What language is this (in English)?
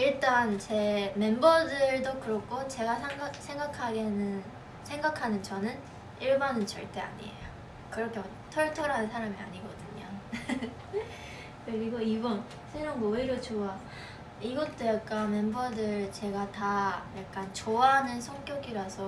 Korean